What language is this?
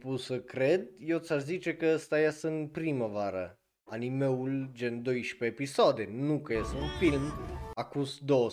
Romanian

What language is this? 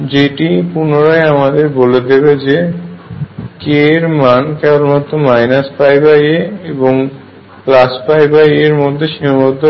Bangla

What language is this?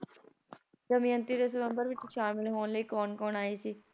Punjabi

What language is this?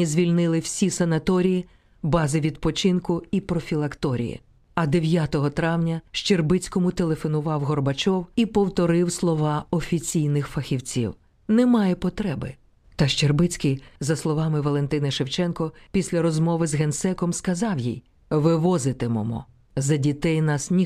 Ukrainian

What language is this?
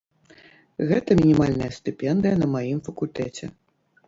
Belarusian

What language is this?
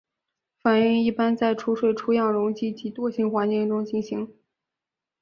Chinese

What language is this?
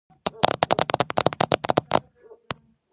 Georgian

